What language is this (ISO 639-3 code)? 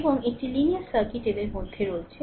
ben